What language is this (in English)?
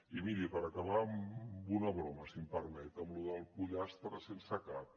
Catalan